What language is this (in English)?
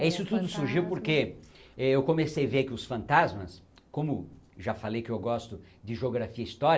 Portuguese